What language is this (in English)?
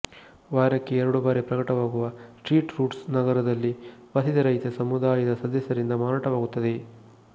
Kannada